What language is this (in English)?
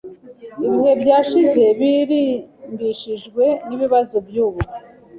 Kinyarwanda